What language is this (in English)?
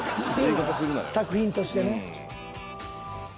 Japanese